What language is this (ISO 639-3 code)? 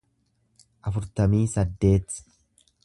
orm